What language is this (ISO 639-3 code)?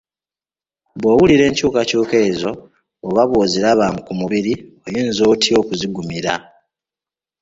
lug